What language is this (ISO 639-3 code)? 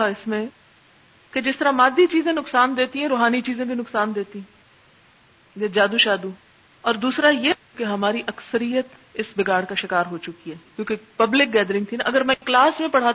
urd